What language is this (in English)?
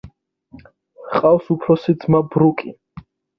Georgian